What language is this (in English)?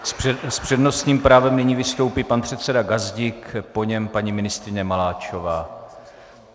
Czech